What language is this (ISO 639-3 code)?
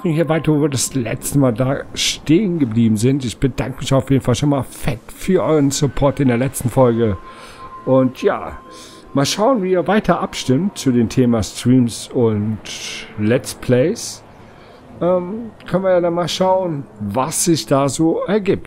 deu